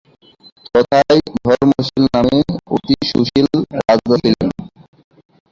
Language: Bangla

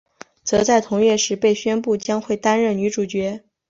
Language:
Chinese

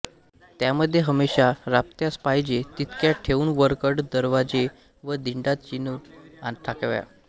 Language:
Marathi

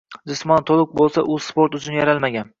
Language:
Uzbek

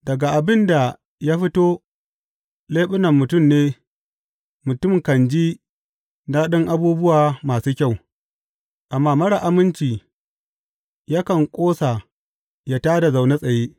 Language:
Hausa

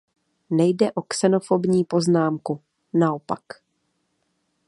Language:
Czech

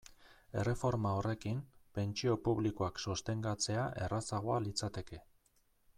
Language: Basque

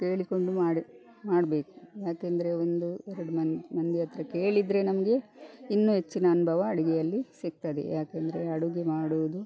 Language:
Kannada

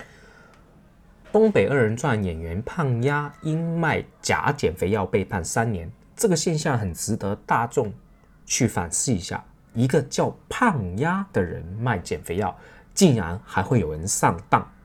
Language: Chinese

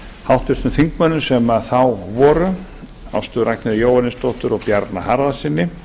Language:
Icelandic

